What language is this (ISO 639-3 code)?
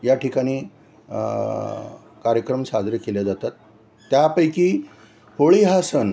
mar